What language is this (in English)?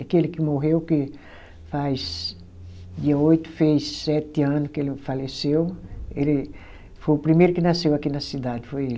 Portuguese